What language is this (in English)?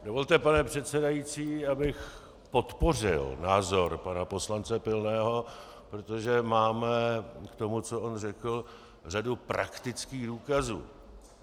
Czech